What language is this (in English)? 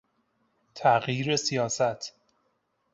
Persian